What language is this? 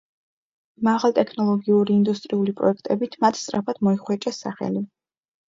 Georgian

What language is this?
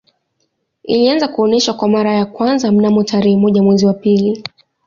Swahili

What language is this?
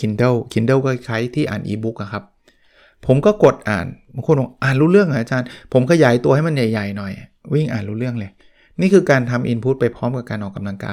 Thai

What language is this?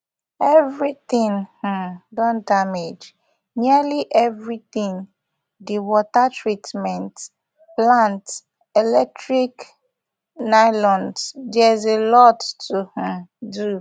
Nigerian Pidgin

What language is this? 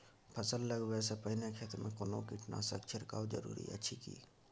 Maithili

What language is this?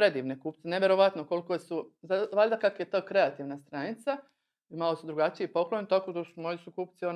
Croatian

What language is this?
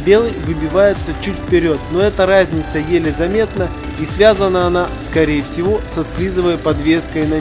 Russian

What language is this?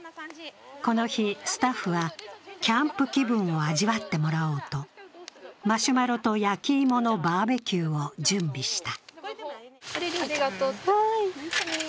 Japanese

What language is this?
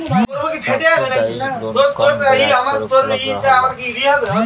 Bhojpuri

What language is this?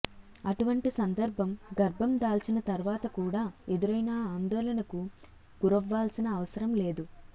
Telugu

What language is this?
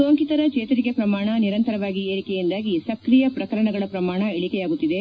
Kannada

